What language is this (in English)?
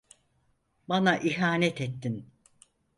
Turkish